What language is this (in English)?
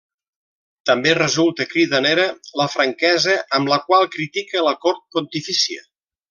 Catalan